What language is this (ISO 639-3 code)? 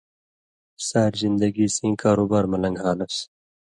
mvy